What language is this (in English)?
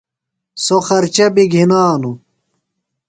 Phalura